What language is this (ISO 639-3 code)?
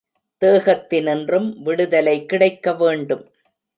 tam